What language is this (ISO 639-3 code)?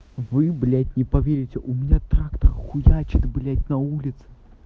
rus